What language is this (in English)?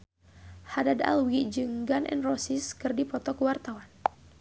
Sundanese